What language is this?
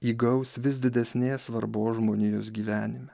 Lithuanian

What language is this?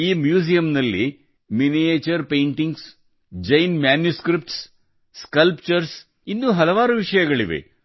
Kannada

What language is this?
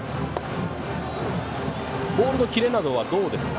Japanese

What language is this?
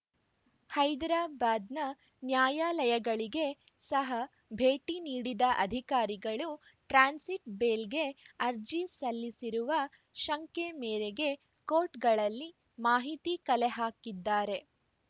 Kannada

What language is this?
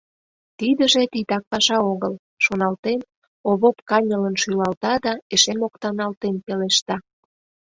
Mari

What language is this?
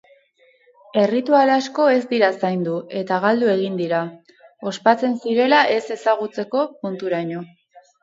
Basque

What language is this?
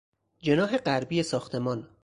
Persian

